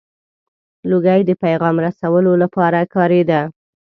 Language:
Pashto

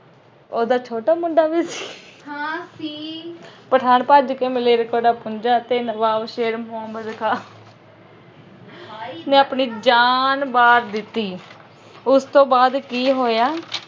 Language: Punjabi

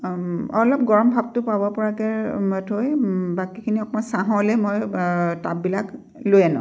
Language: Assamese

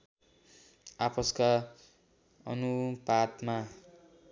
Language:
Nepali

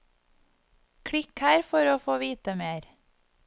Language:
Norwegian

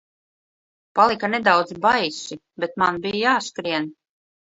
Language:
Latvian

